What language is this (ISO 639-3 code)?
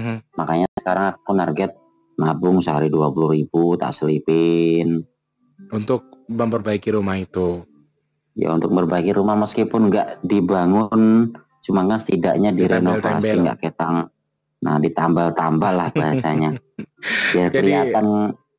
ind